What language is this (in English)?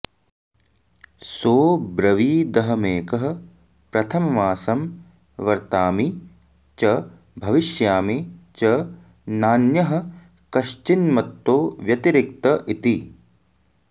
Sanskrit